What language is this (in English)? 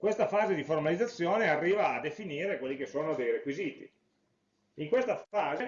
Italian